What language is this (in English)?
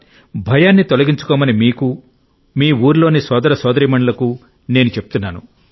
Telugu